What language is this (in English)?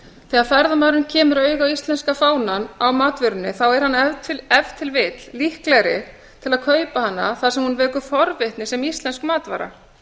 Icelandic